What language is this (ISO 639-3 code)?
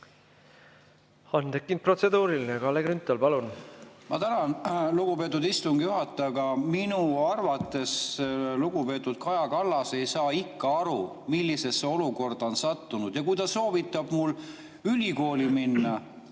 est